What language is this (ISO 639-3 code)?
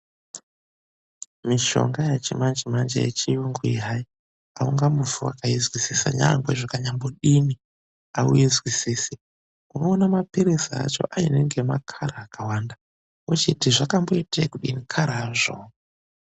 ndc